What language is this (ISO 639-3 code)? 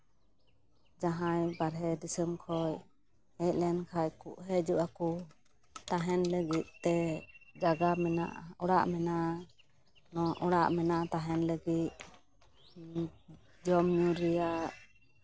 sat